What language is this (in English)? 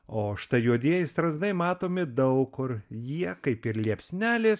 Lithuanian